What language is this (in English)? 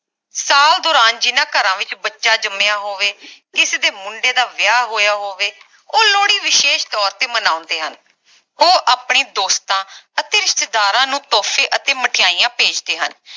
Punjabi